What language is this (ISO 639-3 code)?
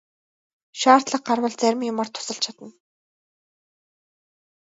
mon